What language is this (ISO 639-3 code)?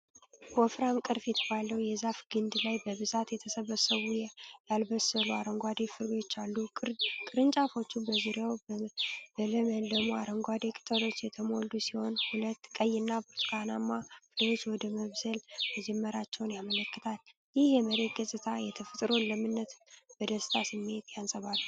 amh